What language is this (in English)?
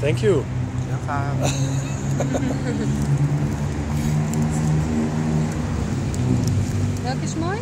Dutch